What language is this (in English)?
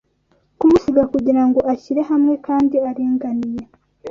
Kinyarwanda